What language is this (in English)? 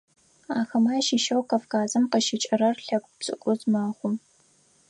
Adyghe